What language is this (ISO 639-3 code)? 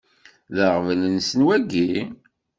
kab